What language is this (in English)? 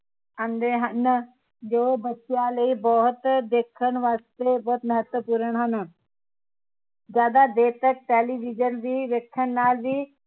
Punjabi